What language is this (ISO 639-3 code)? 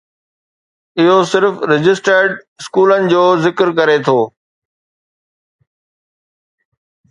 snd